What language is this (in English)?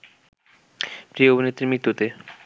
Bangla